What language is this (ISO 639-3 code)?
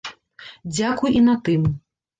bel